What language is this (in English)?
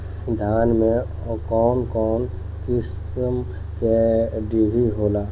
Bhojpuri